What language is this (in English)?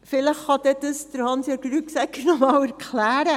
Swiss German